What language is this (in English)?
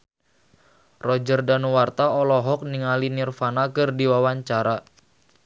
Sundanese